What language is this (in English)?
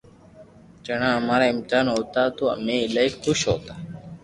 Loarki